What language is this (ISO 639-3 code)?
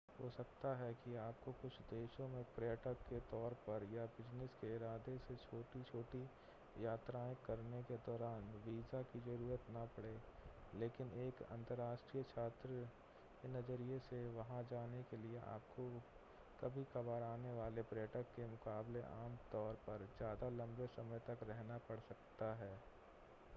hin